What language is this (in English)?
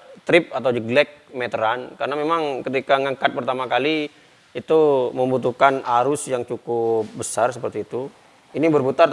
Indonesian